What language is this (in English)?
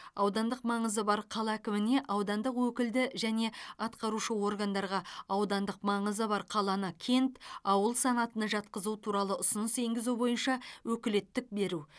Kazakh